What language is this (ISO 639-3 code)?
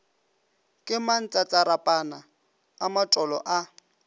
nso